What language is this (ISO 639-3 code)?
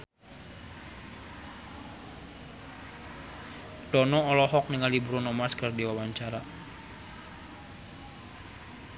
sun